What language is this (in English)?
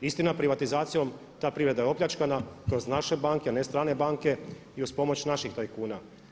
Croatian